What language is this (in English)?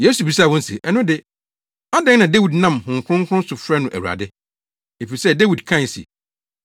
Akan